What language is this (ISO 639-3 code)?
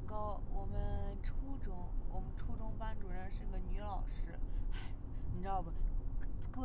zho